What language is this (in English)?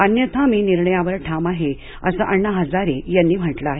Marathi